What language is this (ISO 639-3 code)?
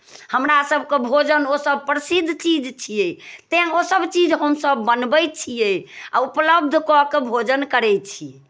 mai